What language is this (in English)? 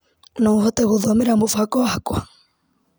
Kikuyu